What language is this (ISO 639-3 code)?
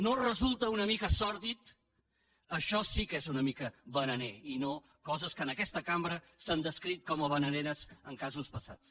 cat